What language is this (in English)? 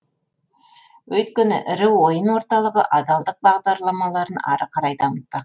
Kazakh